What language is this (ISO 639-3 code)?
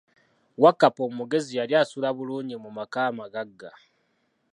lug